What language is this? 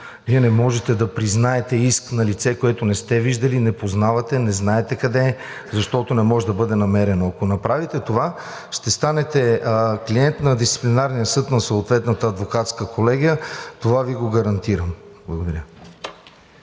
Bulgarian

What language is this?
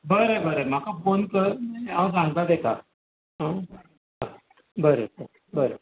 Konkani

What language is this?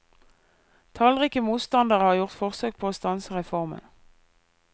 Norwegian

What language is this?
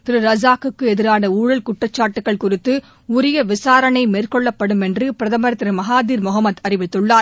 Tamil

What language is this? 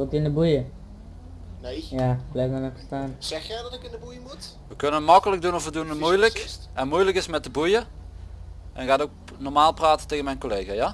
Dutch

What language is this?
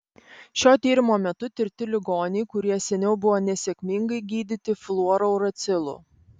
Lithuanian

